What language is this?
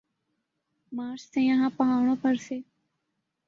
Urdu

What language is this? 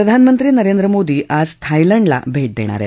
Marathi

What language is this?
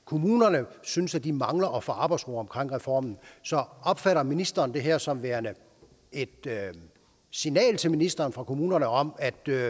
Danish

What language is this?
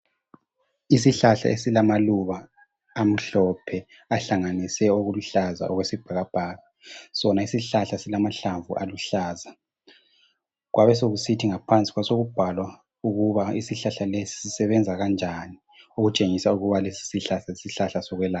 North Ndebele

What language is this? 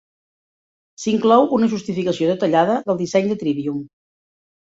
Catalan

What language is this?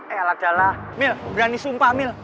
Indonesian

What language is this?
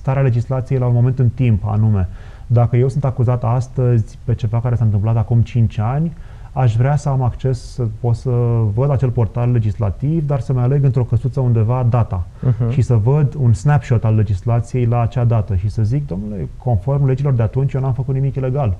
Romanian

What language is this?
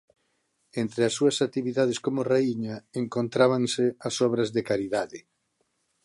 Galician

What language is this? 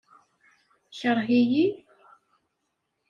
Kabyle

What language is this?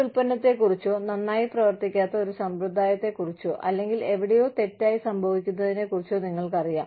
Malayalam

